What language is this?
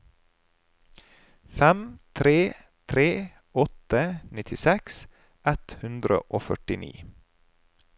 Norwegian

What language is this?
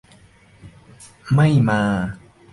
Thai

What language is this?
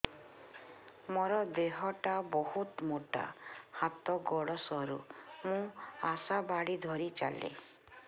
Odia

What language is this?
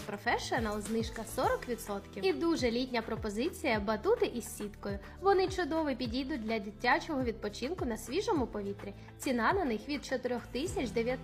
Ukrainian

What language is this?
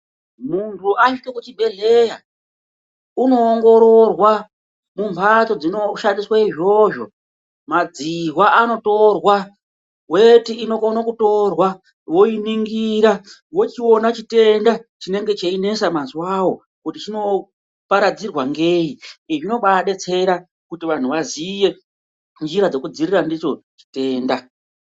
Ndau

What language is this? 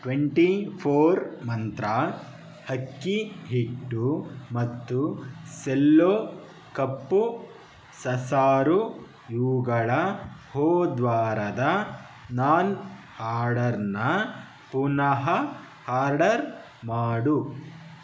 Kannada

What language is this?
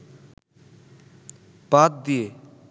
Bangla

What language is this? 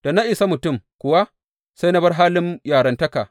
Hausa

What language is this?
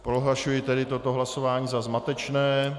Czech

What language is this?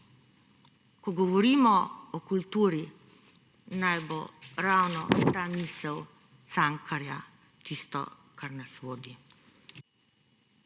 Slovenian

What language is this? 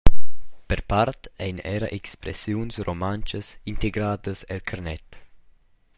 Romansh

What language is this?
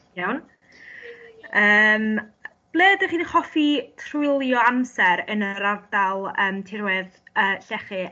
Welsh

